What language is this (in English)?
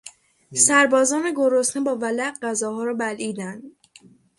Persian